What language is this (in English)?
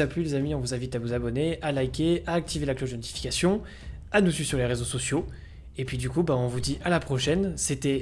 French